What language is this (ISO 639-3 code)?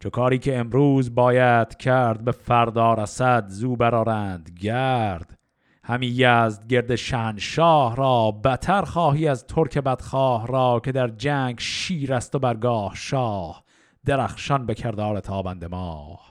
fas